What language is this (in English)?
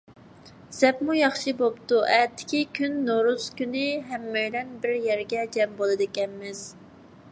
Uyghur